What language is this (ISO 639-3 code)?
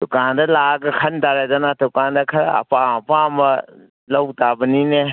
mni